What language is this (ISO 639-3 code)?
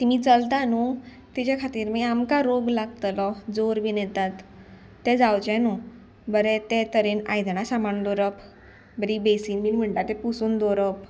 kok